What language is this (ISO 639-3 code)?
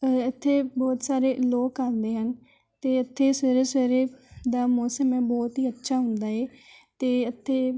pan